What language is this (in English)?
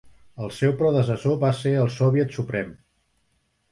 Catalan